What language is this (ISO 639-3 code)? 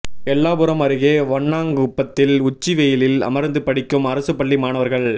tam